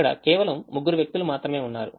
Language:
Telugu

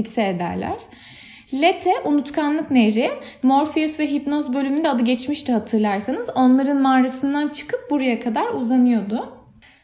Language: Turkish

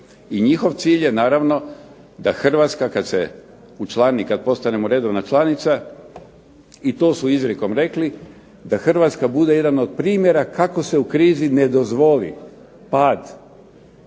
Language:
Croatian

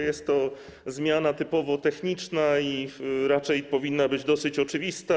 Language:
Polish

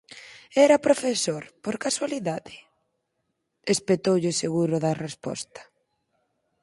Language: Galician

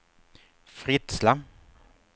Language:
Swedish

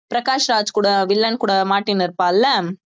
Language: Tamil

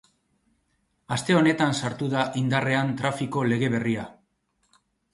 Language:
Basque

